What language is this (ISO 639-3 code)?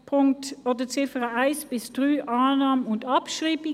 gsw